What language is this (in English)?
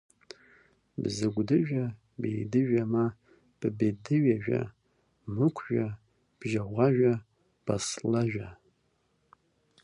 Abkhazian